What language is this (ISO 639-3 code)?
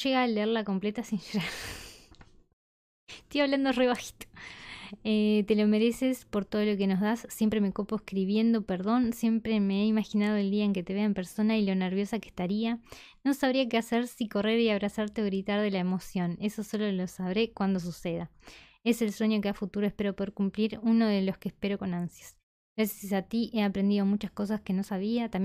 spa